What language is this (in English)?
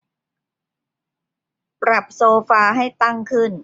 Thai